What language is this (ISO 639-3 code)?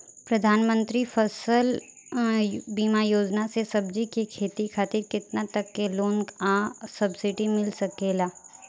bho